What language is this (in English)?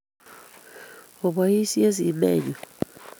Kalenjin